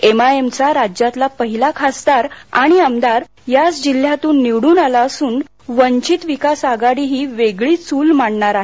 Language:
Marathi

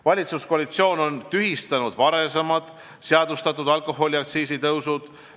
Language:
Estonian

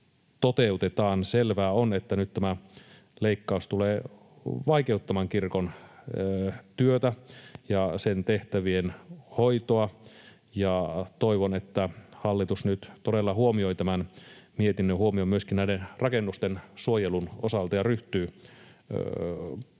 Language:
Finnish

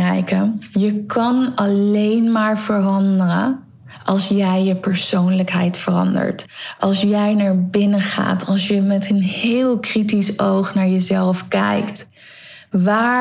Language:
Dutch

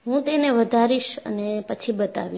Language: Gujarati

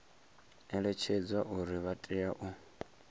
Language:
Venda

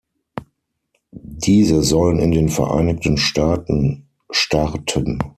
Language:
German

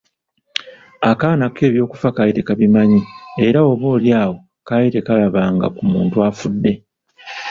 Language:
Ganda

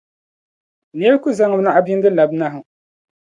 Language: Dagbani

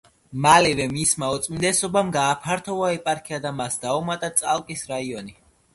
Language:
Georgian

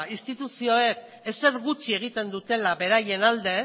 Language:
Basque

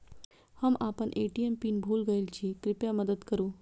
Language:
Maithili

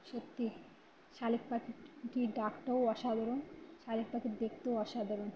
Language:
Bangla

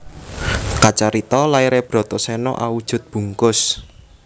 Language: Javanese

